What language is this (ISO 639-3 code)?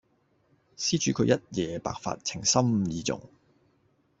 yue